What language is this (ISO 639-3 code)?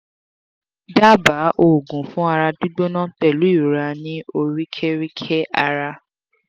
yor